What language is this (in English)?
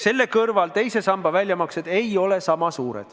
Estonian